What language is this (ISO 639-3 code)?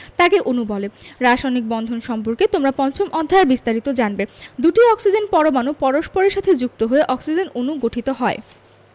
ben